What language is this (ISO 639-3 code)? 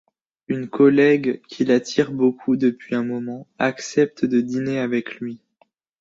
fra